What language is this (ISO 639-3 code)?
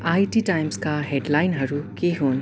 nep